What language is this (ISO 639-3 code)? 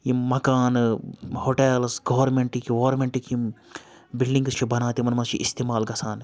kas